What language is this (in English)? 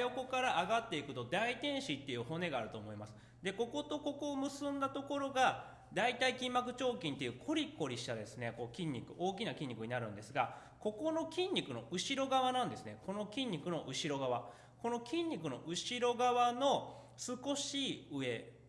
Japanese